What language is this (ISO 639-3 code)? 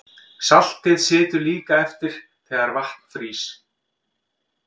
isl